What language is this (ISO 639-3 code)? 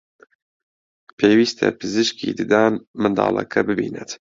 ckb